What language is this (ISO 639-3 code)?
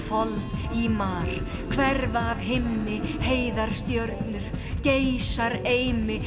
isl